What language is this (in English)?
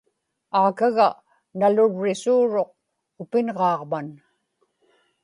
Inupiaq